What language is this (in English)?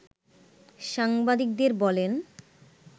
Bangla